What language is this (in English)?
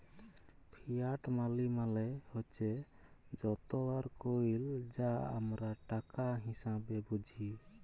Bangla